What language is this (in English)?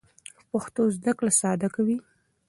Pashto